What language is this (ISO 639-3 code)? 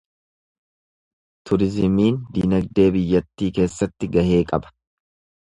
orm